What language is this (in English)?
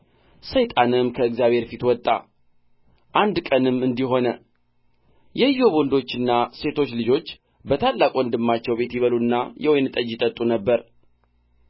Amharic